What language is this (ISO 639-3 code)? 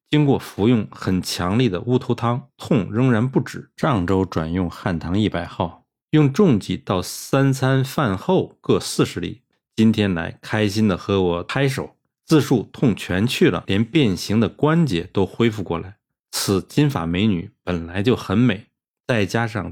zho